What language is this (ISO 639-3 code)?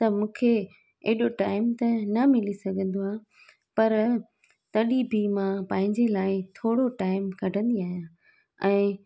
snd